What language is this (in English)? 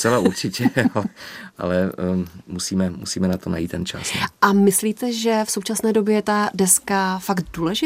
Czech